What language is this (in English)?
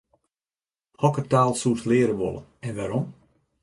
Western Frisian